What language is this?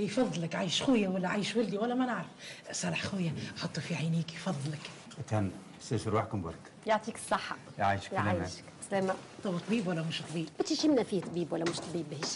Arabic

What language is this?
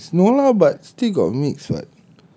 English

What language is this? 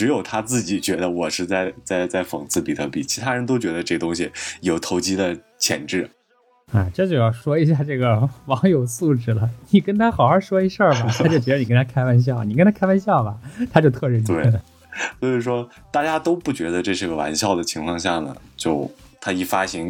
Chinese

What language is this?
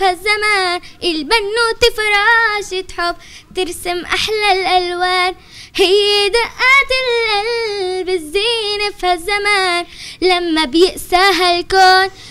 Arabic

